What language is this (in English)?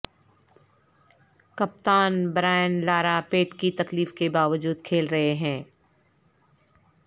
Urdu